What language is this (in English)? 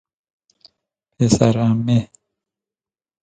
Persian